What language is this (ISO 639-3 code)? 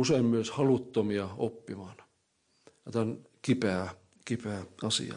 fin